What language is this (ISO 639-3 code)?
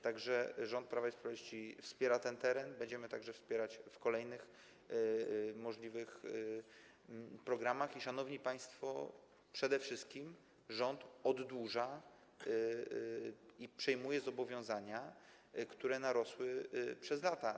pol